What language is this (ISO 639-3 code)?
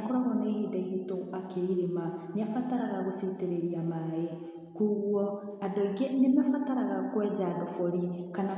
kik